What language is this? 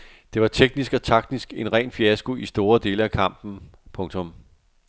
Danish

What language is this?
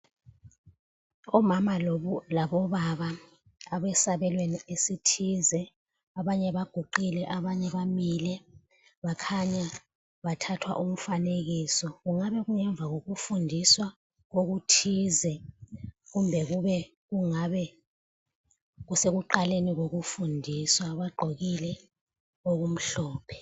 North Ndebele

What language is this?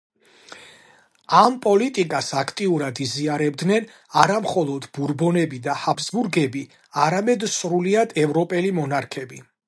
Georgian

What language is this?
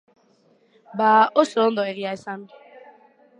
Basque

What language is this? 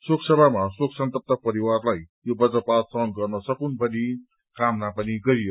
Nepali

